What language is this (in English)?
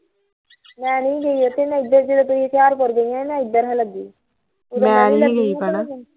Punjabi